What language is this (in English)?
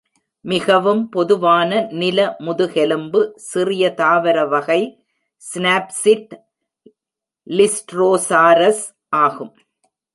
Tamil